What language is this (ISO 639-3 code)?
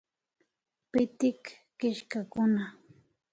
qvi